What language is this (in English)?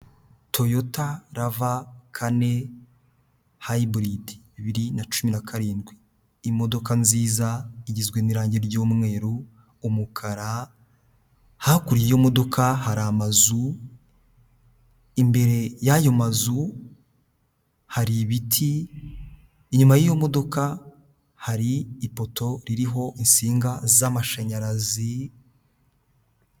Kinyarwanda